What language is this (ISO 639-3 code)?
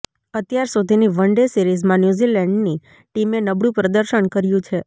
guj